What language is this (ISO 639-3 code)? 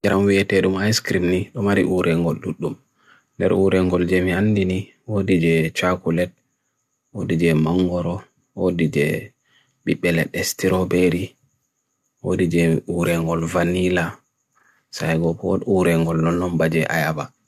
fui